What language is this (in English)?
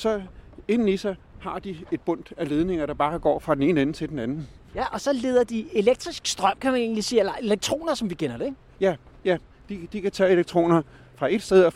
Danish